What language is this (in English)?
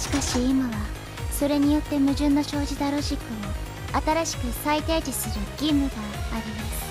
Japanese